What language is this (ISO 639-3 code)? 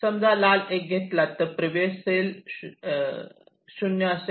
mar